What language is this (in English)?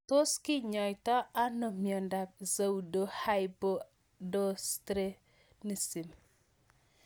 Kalenjin